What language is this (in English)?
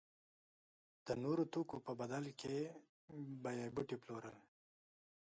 Pashto